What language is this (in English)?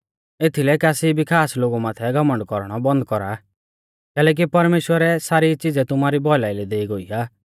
Mahasu Pahari